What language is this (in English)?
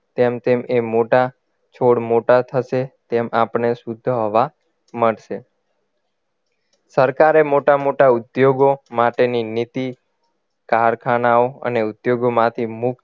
Gujarati